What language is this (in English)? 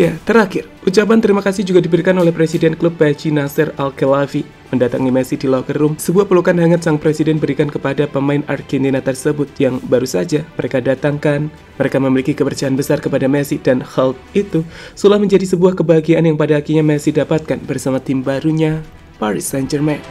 Indonesian